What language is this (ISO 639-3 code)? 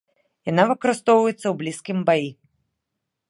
bel